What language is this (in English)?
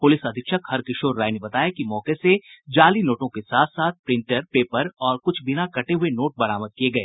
Hindi